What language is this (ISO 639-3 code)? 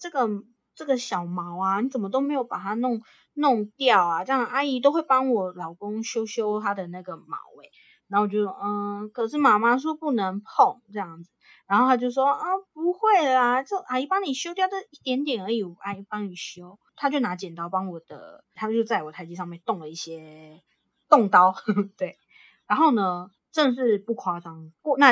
zho